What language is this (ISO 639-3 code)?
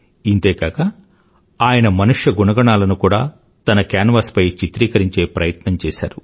tel